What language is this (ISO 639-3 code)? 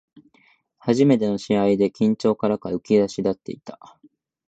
jpn